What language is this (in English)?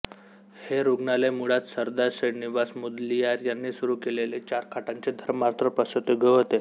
Marathi